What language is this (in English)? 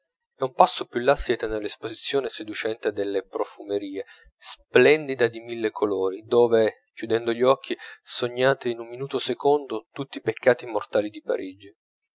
Italian